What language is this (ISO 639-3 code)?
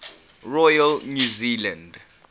eng